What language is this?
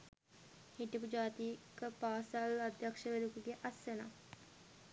Sinhala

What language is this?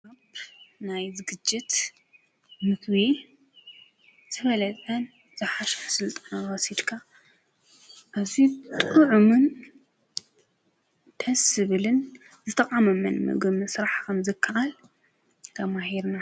Tigrinya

